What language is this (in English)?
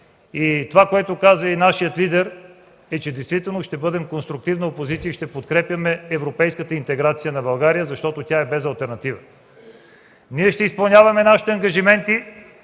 Bulgarian